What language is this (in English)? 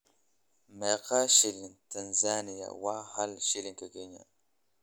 Somali